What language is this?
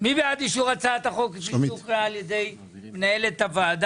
Hebrew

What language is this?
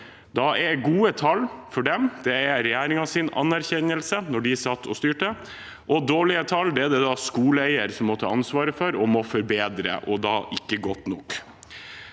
Norwegian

